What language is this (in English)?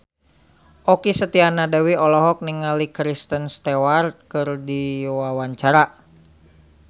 Sundanese